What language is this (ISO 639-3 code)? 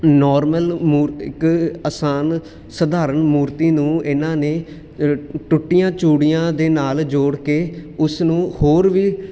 pan